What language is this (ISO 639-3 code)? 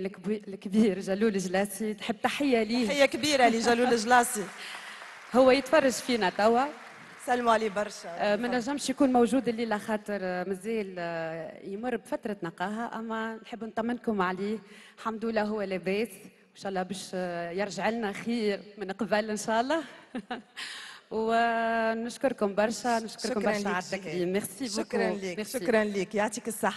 ara